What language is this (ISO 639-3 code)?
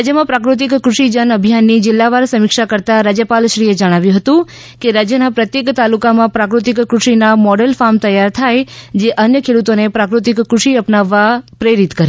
guj